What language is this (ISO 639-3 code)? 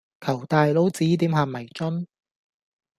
yue